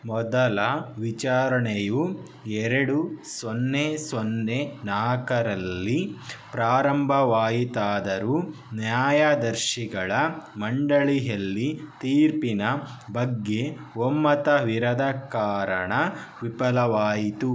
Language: Kannada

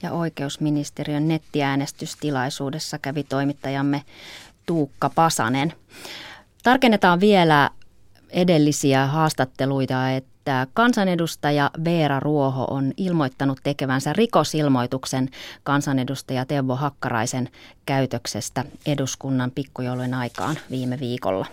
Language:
Finnish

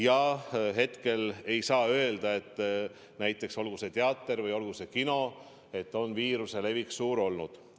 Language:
Estonian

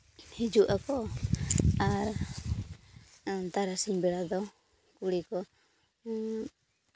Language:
Santali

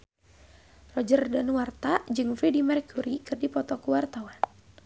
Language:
Sundanese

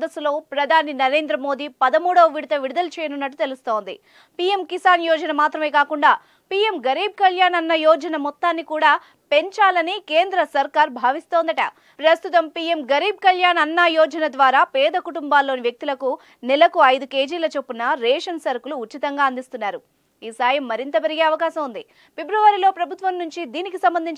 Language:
Telugu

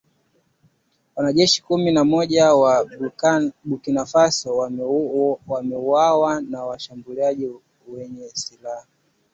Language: Swahili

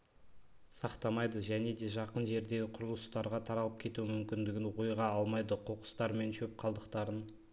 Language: Kazakh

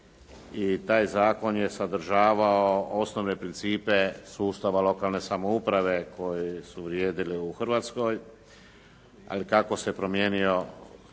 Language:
Croatian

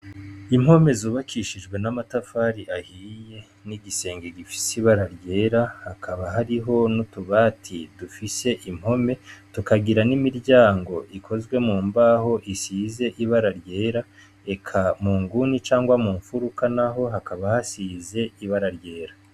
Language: Rundi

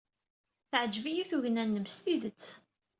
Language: Kabyle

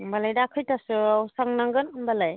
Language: Bodo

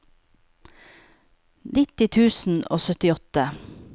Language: Norwegian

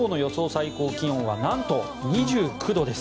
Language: Japanese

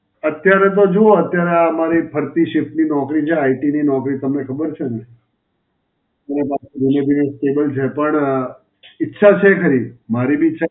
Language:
Gujarati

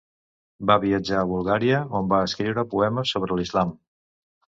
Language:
Catalan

